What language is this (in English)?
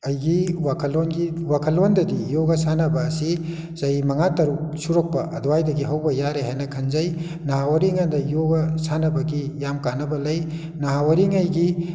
Manipuri